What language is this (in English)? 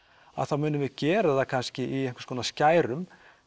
Icelandic